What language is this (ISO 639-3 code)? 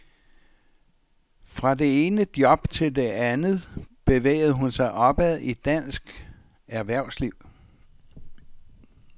dan